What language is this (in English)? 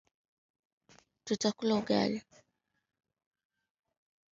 Swahili